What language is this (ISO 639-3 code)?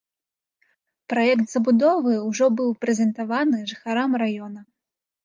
bel